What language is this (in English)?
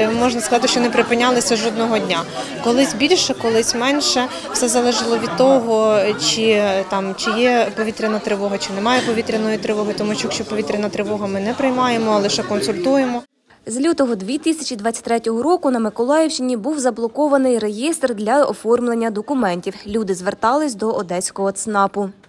Ukrainian